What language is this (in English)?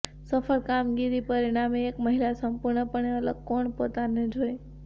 Gujarati